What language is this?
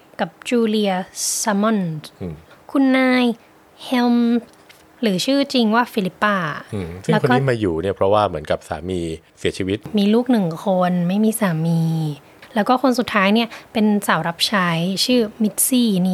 Thai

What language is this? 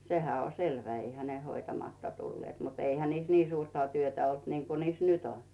Finnish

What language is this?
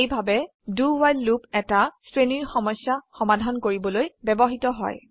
Assamese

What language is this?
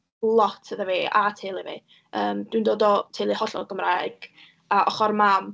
Welsh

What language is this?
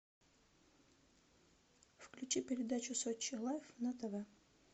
Russian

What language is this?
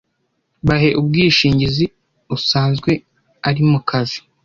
Kinyarwanda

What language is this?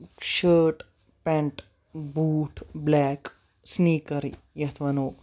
Kashmiri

